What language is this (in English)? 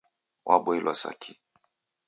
Taita